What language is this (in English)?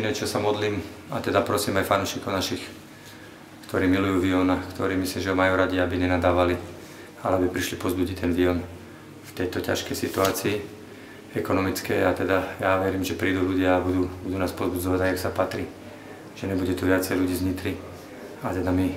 Slovak